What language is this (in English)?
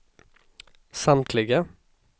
Swedish